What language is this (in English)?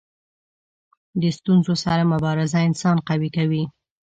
Pashto